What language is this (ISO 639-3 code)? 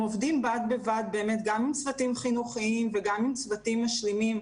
heb